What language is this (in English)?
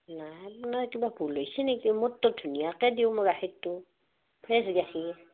Assamese